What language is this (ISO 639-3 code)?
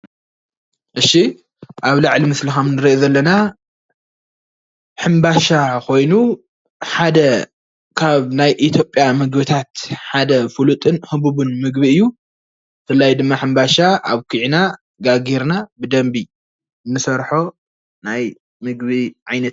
tir